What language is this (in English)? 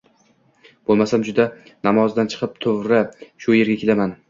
Uzbek